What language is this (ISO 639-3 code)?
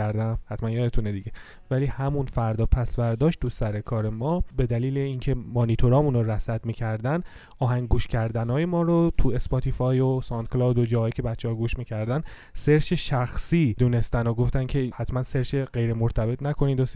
fas